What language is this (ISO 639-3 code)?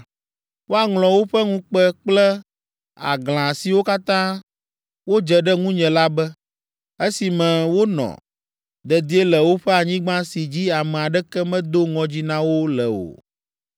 ewe